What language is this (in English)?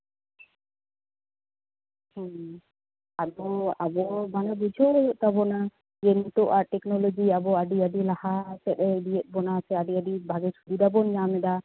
Santali